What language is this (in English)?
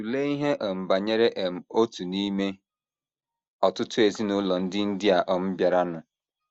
Igbo